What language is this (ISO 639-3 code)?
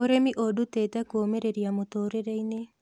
kik